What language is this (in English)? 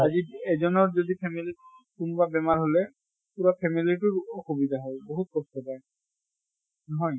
Assamese